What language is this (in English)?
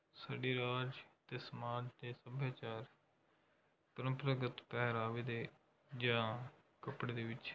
Punjabi